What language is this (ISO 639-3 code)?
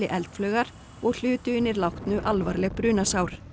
isl